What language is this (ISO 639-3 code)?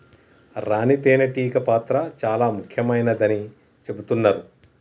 tel